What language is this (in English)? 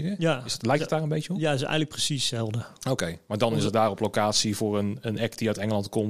Dutch